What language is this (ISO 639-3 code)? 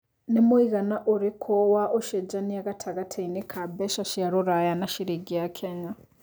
kik